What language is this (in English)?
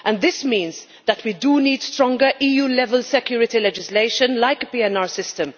English